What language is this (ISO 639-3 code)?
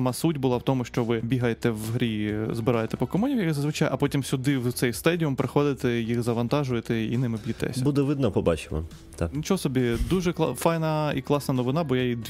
ukr